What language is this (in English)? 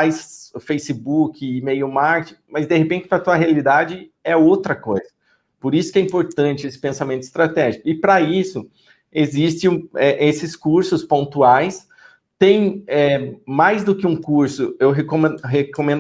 Portuguese